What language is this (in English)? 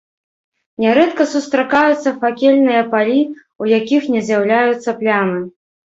Belarusian